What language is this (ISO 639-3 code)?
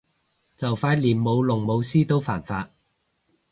yue